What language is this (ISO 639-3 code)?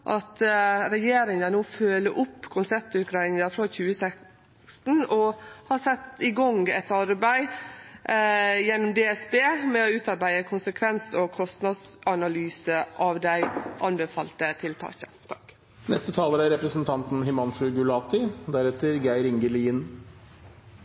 nno